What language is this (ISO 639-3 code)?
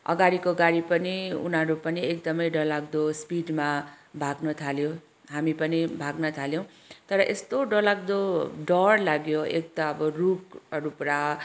nep